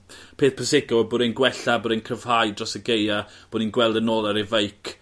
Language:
Welsh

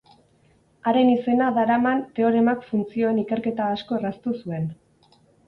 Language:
Basque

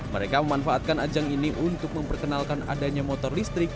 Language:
Indonesian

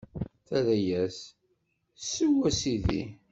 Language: Kabyle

